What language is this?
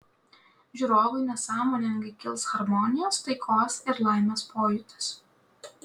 Lithuanian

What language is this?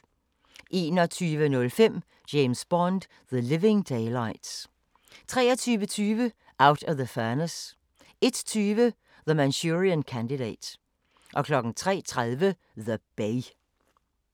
Danish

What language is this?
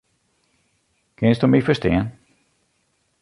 Western Frisian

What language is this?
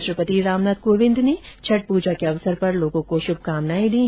Hindi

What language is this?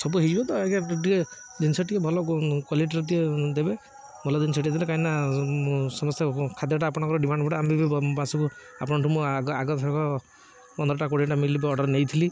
Odia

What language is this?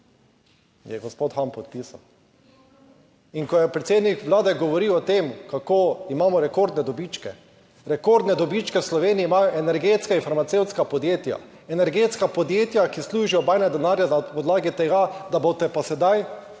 Slovenian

